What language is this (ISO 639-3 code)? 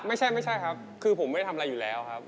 tha